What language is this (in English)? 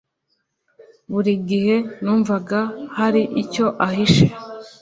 Kinyarwanda